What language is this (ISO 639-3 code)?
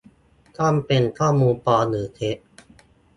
tha